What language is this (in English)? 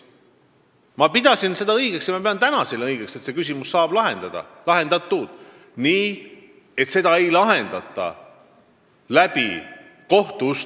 Estonian